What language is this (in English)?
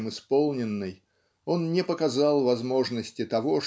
Russian